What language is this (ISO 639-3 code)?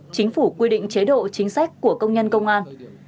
vie